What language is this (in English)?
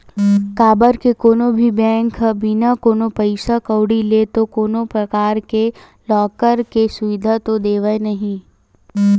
Chhattisgarhi